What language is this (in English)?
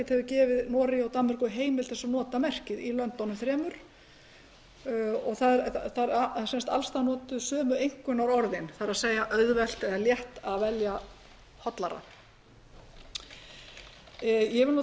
Icelandic